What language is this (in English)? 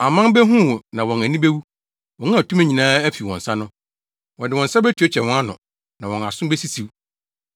Akan